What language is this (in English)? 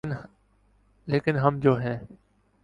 Urdu